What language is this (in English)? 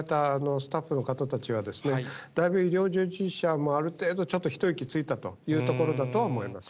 Japanese